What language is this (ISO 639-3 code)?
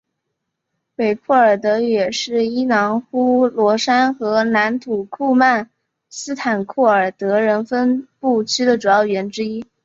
zho